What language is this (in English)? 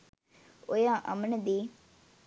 Sinhala